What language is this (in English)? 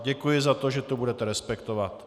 Czech